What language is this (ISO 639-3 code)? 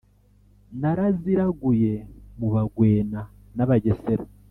kin